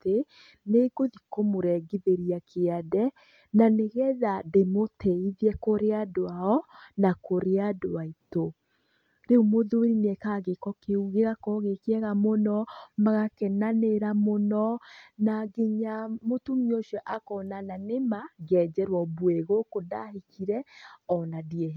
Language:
Kikuyu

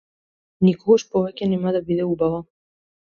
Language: Macedonian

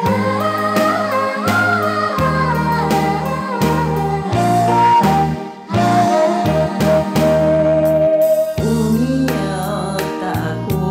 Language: Korean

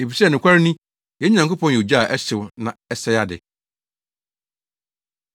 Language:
Akan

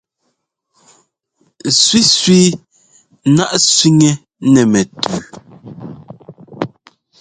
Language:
Ngomba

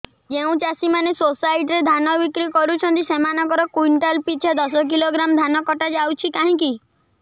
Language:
Odia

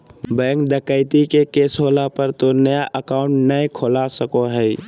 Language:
Magahi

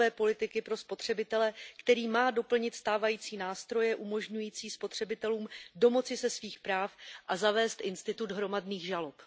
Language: Czech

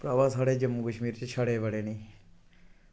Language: Dogri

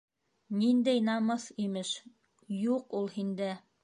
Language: Bashkir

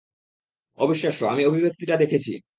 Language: Bangla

